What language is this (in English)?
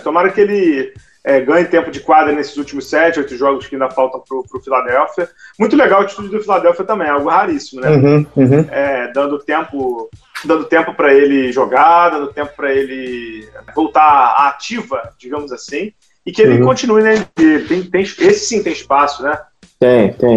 Portuguese